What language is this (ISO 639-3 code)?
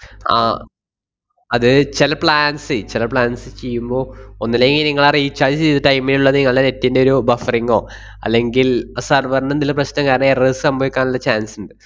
mal